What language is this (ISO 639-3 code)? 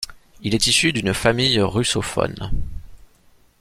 fra